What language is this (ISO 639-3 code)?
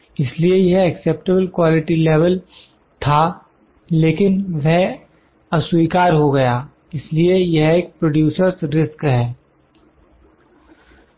hin